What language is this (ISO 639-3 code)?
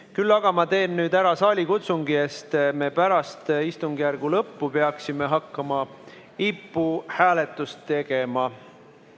est